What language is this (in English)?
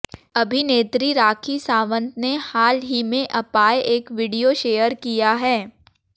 Hindi